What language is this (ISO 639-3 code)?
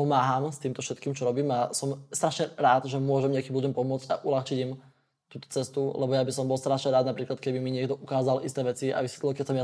slk